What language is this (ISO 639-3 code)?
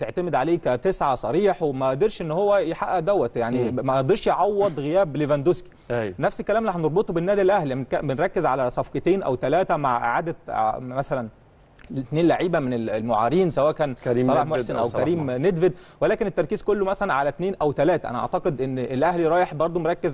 ara